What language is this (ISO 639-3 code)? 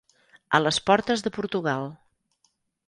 cat